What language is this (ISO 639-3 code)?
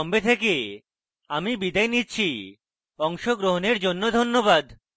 ben